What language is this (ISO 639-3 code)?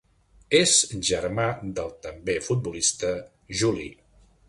cat